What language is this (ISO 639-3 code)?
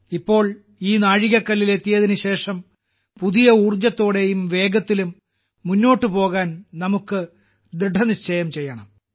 mal